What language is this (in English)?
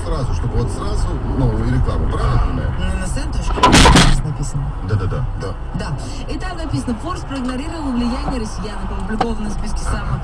Russian